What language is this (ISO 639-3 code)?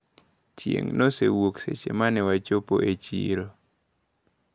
luo